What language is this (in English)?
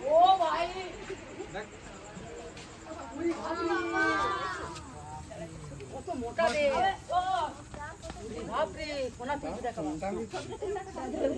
Bangla